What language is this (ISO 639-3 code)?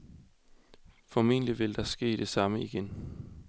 dan